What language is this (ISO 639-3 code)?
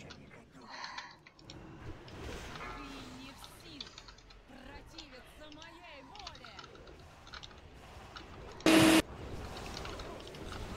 rus